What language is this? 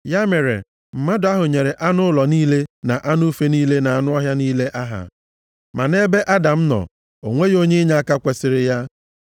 Igbo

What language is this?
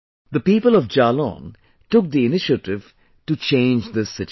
English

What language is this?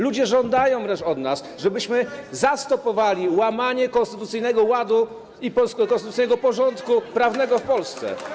Polish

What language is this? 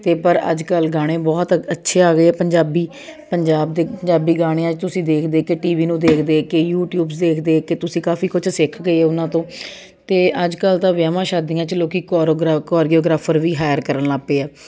Punjabi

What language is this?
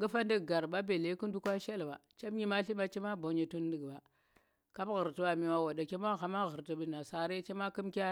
Tera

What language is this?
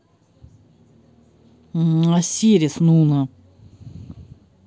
Russian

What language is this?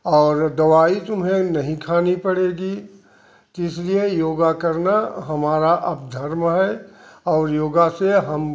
Hindi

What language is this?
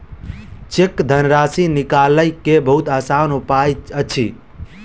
Maithili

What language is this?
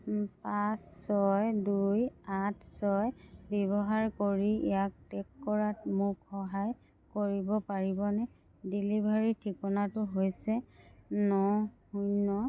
Assamese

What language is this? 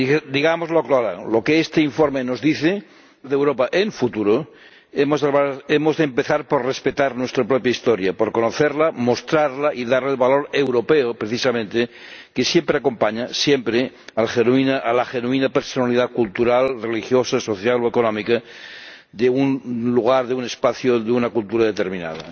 Spanish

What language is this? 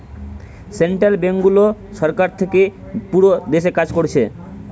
Bangla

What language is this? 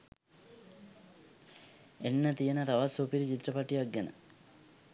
Sinhala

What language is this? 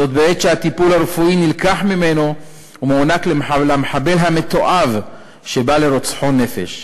Hebrew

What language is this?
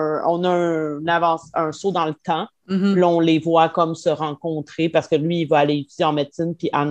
French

